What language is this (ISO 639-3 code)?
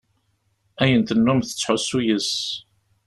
kab